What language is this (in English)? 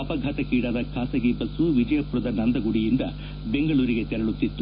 Kannada